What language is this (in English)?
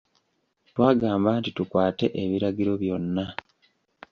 Ganda